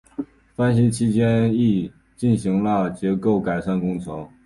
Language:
Chinese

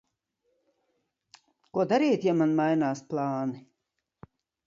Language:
Latvian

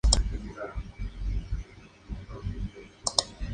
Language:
Spanish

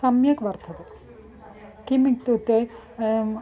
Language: Sanskrit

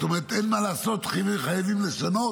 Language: Hebrew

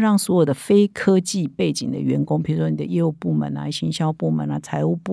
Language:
Chinese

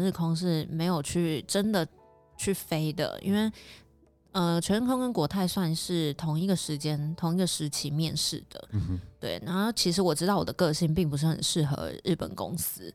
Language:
Chinese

